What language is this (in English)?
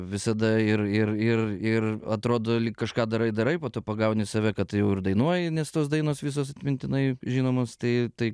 Lithuanian